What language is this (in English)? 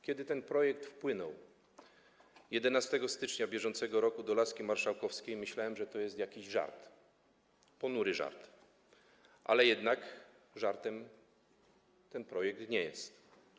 Polish